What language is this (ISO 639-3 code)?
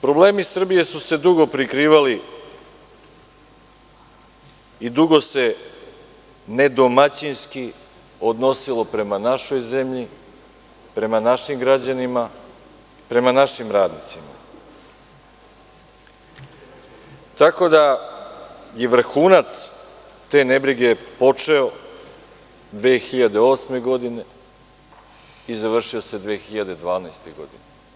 srp